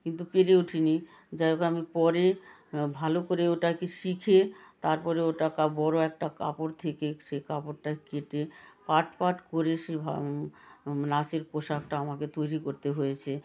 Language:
Bangla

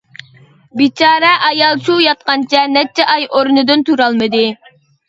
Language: Uyghur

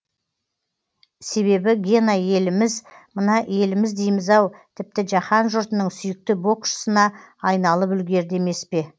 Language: Kazakh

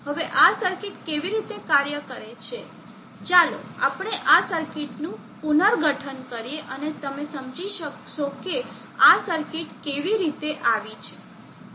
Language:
Gujarati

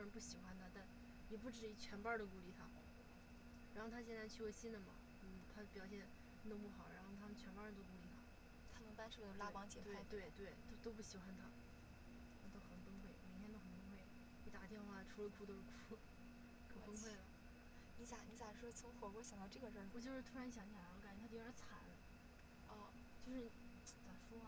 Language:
Chinese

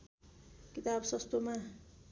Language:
Nepali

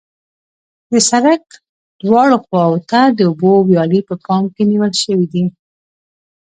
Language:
Pashto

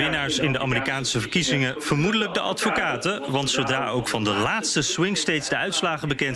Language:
Dutch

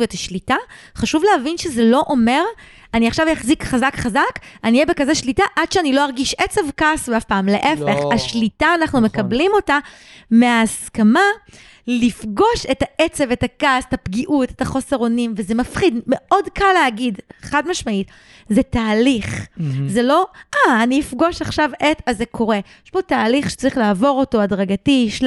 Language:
Hebrew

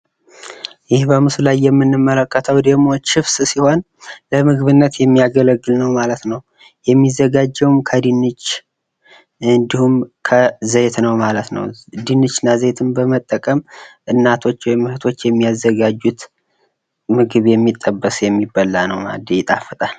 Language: Amharic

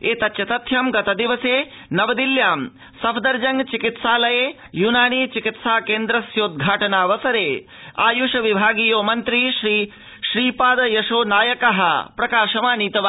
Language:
Sanskrit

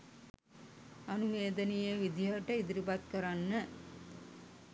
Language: Sinhala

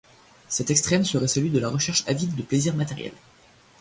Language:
French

